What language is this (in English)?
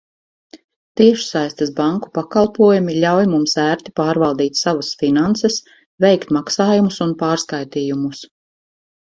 Latvian